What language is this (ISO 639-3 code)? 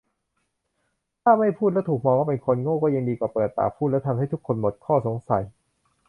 tha